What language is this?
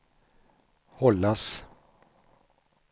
Swedish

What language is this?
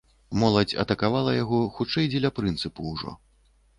Belarusian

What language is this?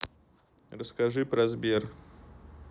Russian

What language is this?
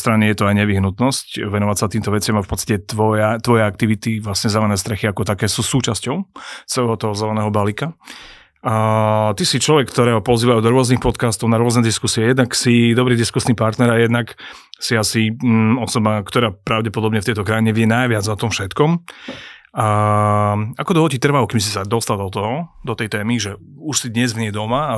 Slovak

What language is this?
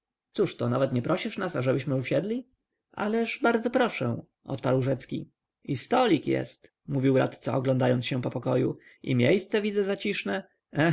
Polish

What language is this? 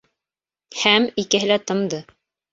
Bashkir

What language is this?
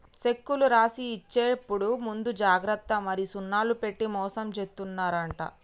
Telugu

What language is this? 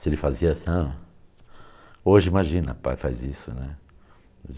Portuguese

